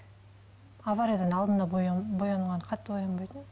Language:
Kazakh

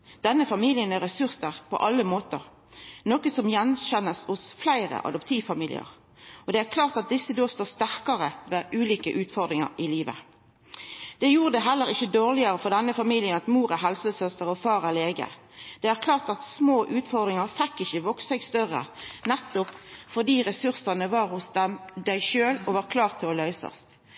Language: Norwegian Nynorsk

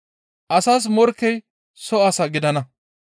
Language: Gamo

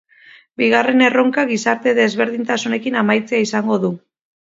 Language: Basque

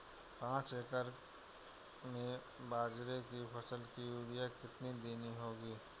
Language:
Hindi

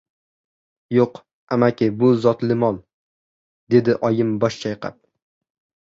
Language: Uzbek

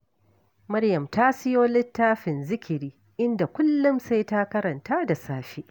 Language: Hausa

